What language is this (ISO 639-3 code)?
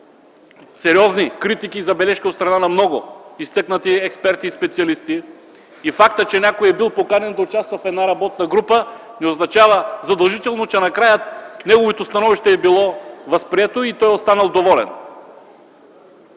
bul